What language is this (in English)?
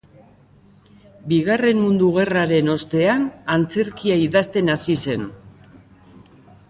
Basque